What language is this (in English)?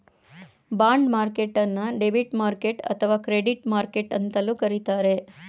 Kannada